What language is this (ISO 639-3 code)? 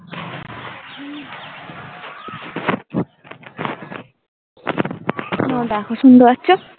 ben